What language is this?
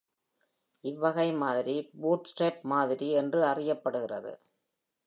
Tamil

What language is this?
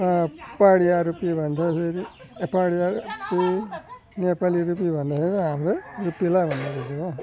Nepali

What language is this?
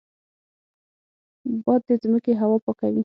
Pashto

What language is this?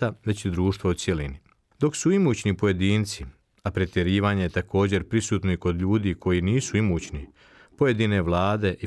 Croatian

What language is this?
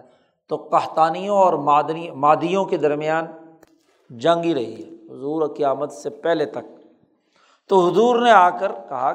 Urdu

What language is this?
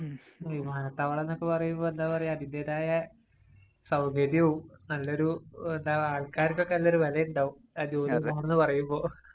Malayalam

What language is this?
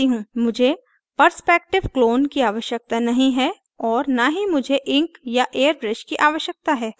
Hindi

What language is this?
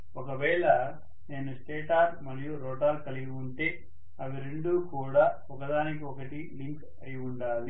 Telugu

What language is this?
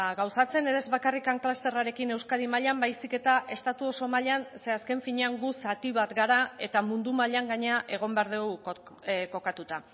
Basque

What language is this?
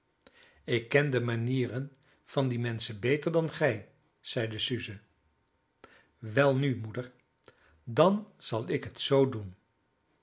Dutch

